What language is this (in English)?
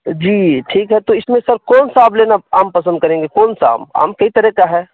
Urdu